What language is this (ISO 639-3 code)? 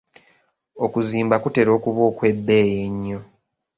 lug